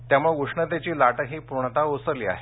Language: Marathi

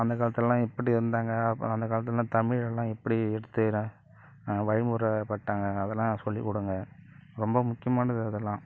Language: Tamil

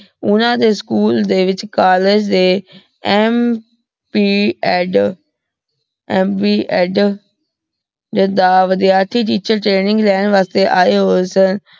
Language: Punjabi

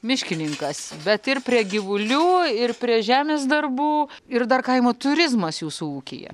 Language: Lithuanian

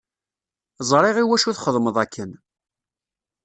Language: Kabyle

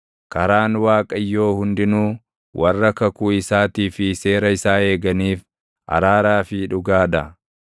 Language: Oromo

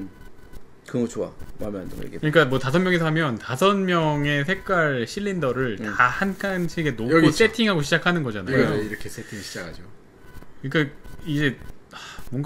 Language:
Korean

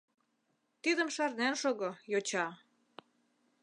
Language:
Mari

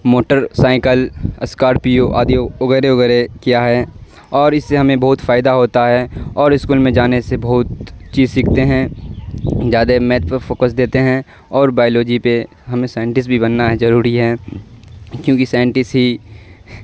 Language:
Urdu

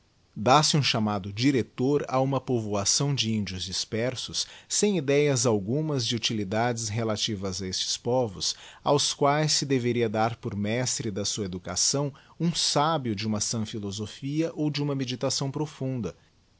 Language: Portuguese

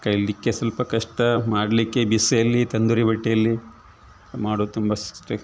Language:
Kannada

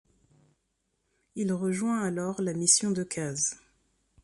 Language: French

